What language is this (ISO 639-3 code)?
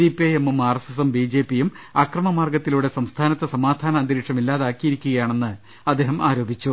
mal